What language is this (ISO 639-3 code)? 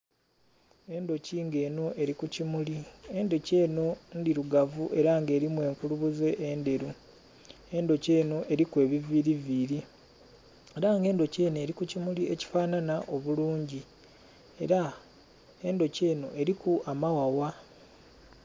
xog